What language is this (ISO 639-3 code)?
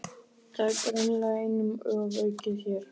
isl